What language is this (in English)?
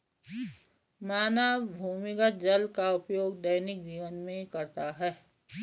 Hindi